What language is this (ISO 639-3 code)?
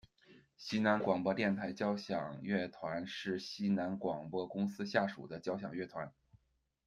zho